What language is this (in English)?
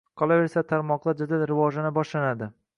Uzbek